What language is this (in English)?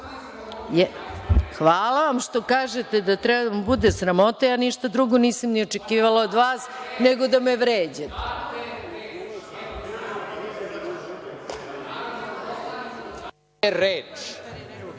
Serbian